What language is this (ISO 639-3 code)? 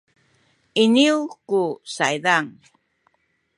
szy